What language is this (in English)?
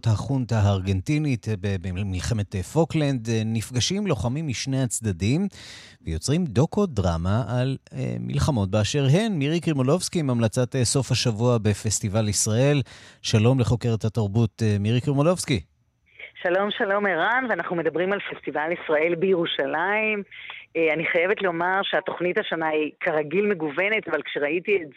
Hebrew